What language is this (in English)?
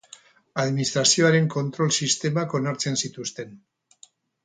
Basque